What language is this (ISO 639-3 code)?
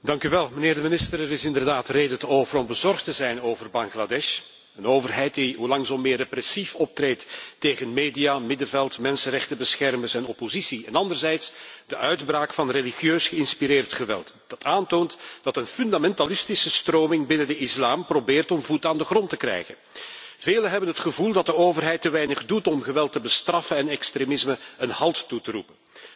nld